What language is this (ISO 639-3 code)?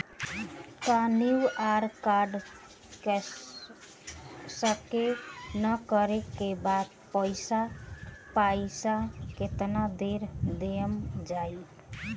bho